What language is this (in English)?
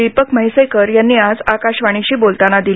Marathi